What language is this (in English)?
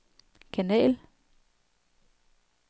Danish